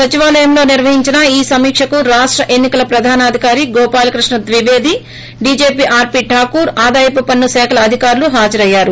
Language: Telugu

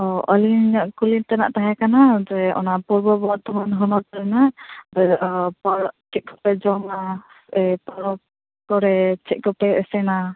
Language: Santali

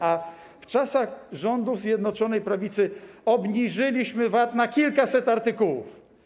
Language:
Polish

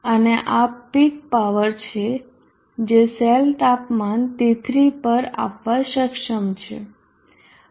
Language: Gujarati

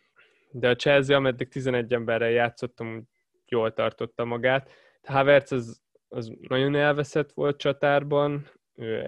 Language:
Hungarian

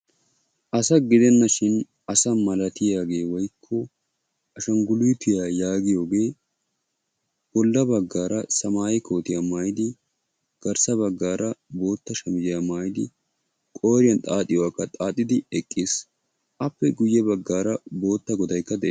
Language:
Wolaytta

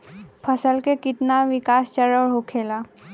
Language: Bhojpuri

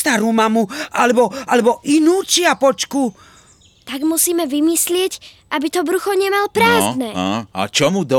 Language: Czech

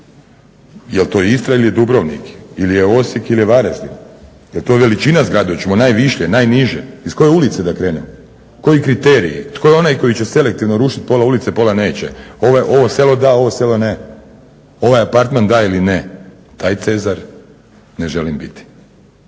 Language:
Croatian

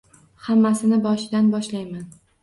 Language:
Uzbek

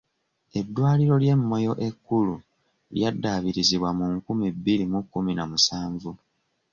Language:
Ganda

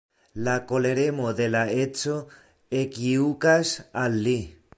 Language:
Esperanto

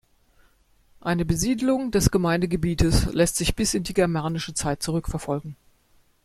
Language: German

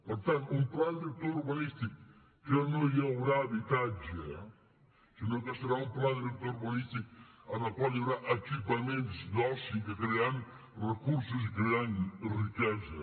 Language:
Catalan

